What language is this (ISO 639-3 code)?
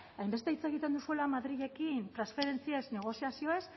eus